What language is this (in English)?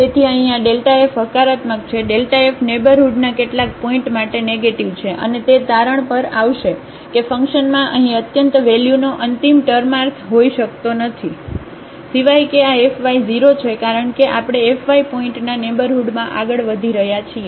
Gujarati